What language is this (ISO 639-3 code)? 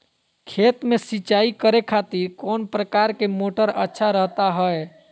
mag